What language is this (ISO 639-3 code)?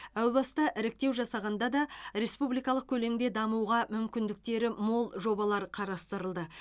kaz